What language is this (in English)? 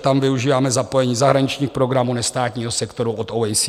Czech